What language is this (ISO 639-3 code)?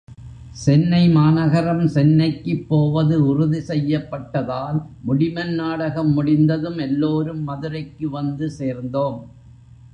tam